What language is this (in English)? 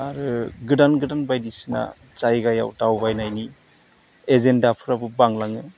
Bodo